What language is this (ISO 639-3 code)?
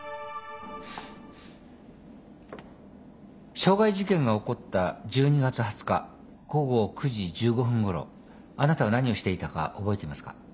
jpn